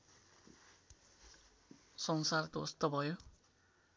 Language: Nepali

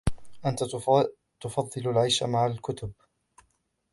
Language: Arabic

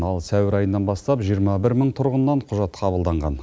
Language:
Kazakh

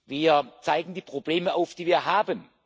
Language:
German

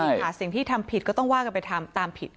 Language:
Thai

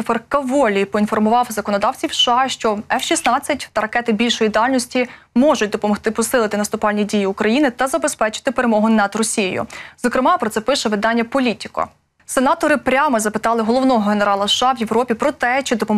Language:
Ukrainian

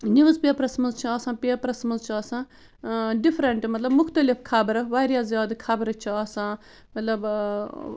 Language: Kashmiri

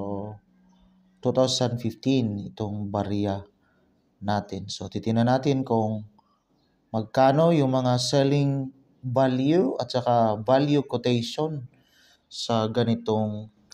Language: Filipino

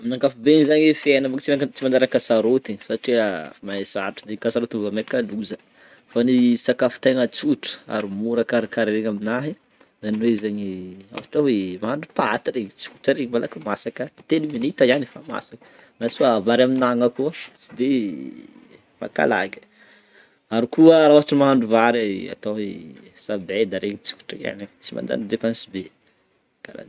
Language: Northern Betsimisaraka Malagasy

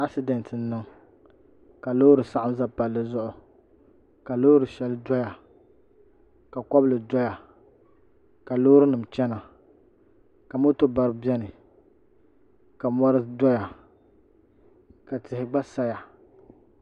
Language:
Dagbani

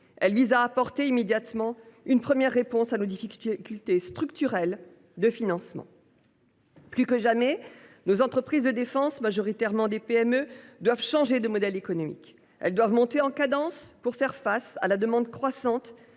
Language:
French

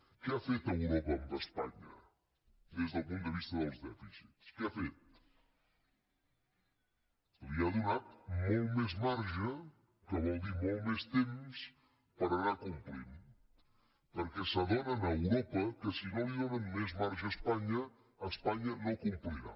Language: Catalan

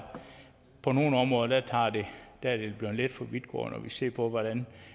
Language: Danish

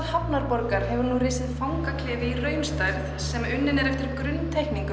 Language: Icelandic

